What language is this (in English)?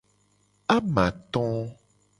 Gen